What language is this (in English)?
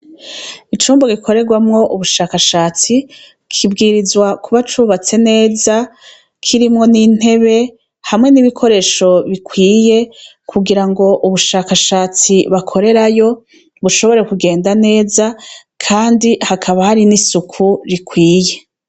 Rundi